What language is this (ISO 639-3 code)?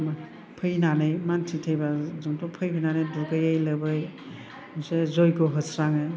brx